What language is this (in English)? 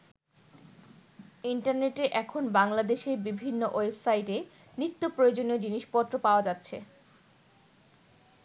Bangla